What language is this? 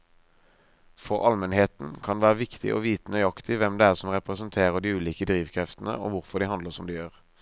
Norwegian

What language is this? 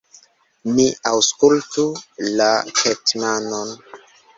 Esperanto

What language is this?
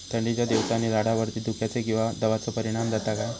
Marathi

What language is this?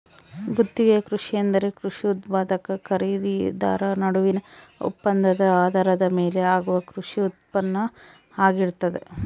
Kannada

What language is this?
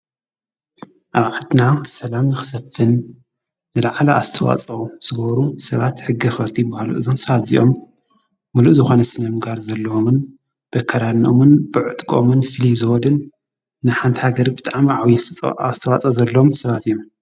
Tigrinya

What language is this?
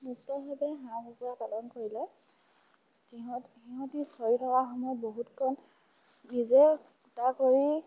Assamese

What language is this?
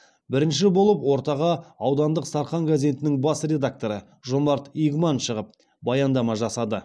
Kazakh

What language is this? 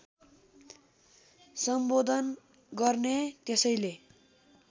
Nepali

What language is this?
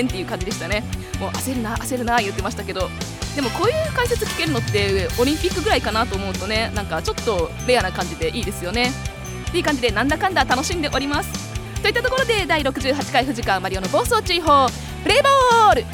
Japanese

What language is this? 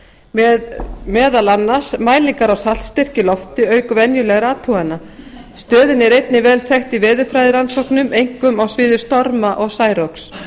Icelandic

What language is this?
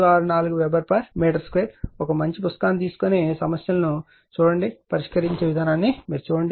Telugu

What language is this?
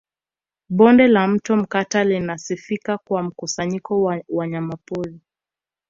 Swahili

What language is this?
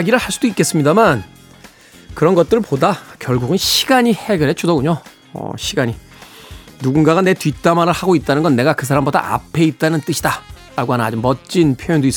Korean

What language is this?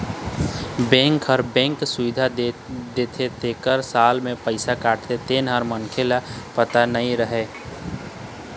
Chhattisgarhi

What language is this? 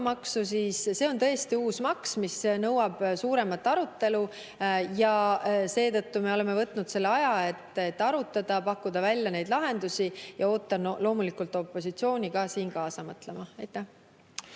Estonian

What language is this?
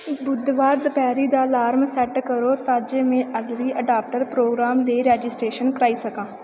Dogri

